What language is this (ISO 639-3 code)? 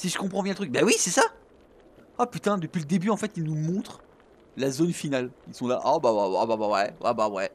fra